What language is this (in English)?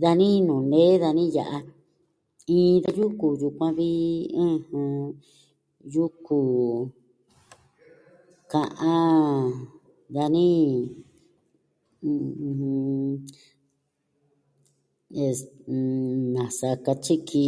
Southwestern Tlaxiaco Mixtec